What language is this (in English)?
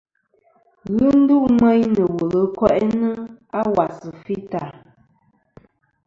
Kom